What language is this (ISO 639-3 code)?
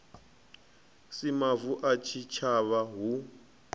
ven